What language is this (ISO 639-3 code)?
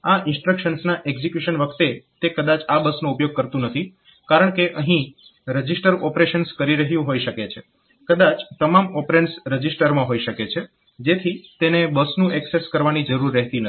guj